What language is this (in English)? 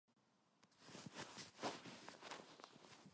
Korean